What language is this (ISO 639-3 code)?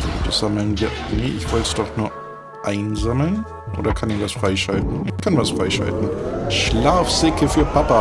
deu